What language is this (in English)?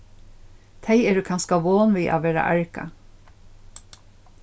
Faroese